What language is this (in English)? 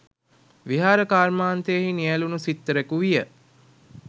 Sinhala